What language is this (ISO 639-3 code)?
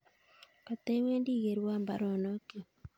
kln